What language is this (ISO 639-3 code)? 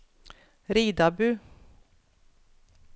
nor